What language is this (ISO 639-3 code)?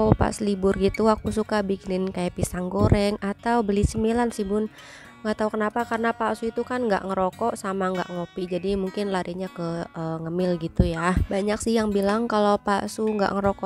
ind